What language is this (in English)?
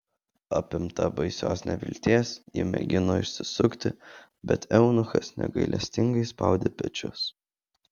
Lithuanian